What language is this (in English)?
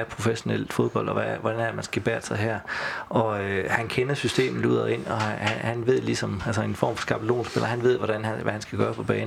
Danish